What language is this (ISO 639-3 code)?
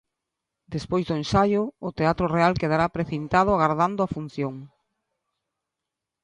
glg